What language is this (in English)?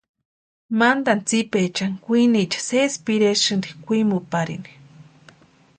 Western Highland Purepecha